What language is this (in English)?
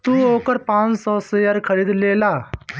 Bhojpuri